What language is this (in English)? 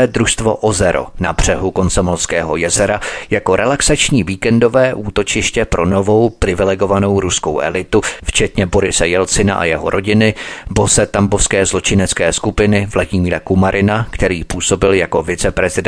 Czech